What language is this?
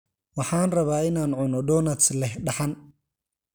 Somali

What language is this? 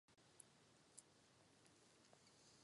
Czech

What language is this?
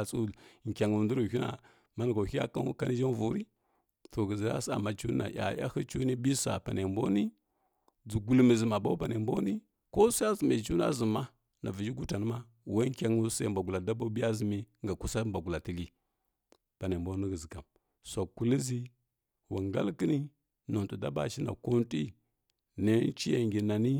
Kirya-Konzəl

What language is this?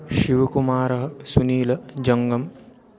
Sanskrit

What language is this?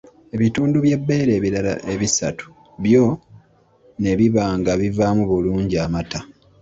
Ganda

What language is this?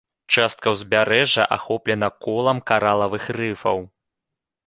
Belarusian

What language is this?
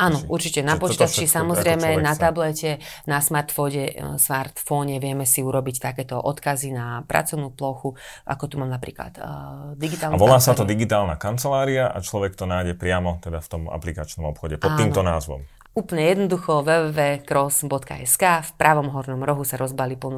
Slovak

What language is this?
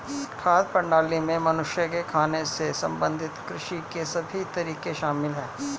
Hindi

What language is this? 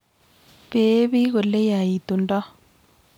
Kalenjin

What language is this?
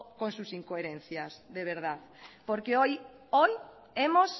Spanish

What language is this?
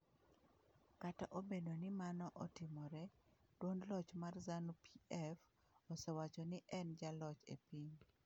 Luo (Kenya and Tanzania)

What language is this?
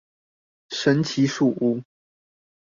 Chinese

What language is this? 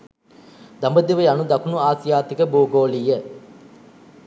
Sinhala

